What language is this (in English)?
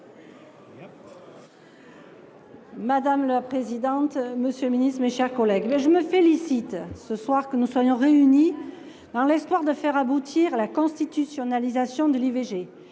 French